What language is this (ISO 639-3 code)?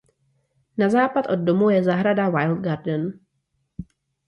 ces